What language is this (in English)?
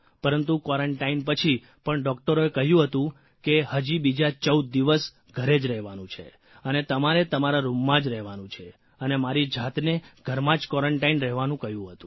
Gujarati